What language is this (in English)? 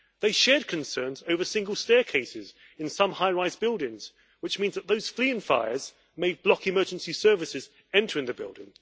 English